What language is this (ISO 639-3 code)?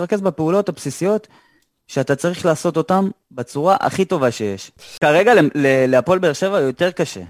heb